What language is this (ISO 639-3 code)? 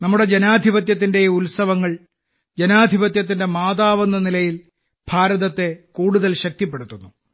mal